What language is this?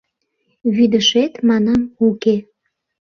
Mari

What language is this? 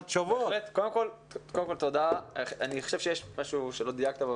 Hebrew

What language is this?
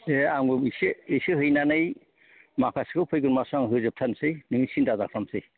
Bodo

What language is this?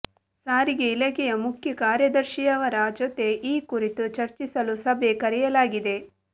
Kannada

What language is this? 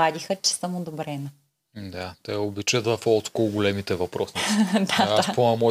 Bulgarian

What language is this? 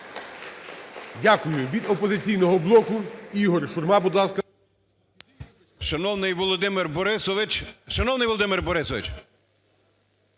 Ukrainian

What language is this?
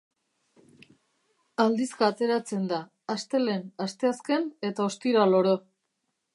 Basque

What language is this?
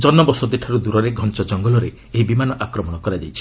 Odia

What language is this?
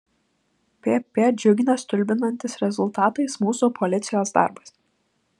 Lithuanian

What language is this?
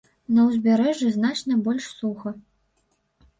Belarusian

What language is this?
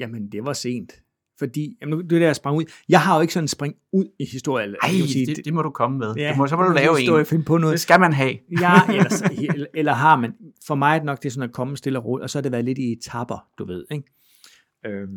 Danish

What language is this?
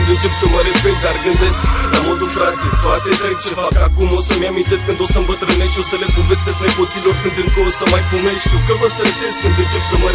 Romanian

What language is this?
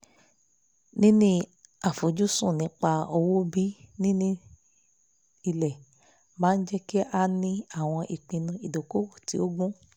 Yoruba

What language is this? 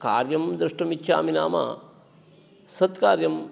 Sanskrit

